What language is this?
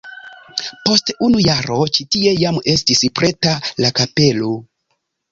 Esperanto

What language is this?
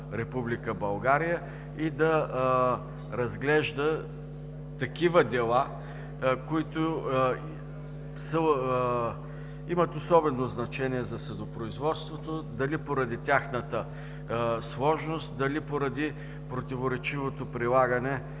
Bulgarian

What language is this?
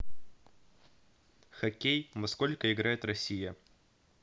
Russian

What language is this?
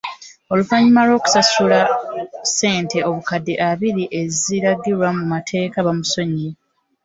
Ganda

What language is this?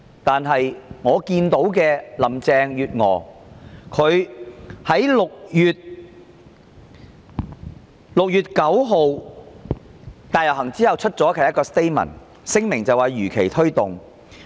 Cantonese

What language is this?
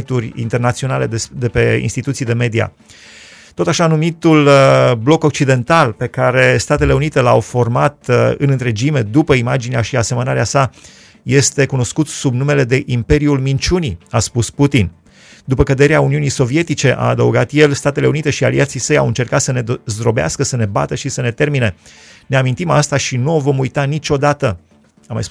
Romanian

